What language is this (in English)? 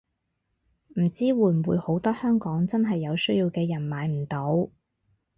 Cantonese